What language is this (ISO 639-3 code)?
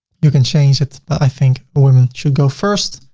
eng